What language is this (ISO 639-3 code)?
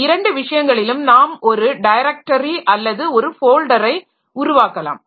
tam